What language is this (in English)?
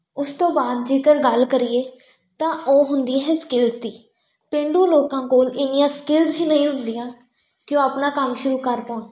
Punjabi